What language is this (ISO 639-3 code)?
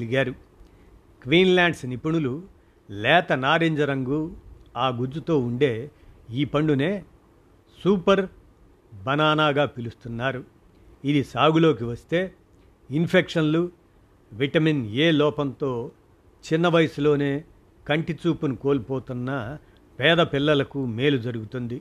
tel